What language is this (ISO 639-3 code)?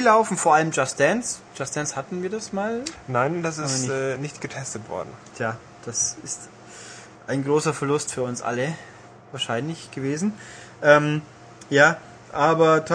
deu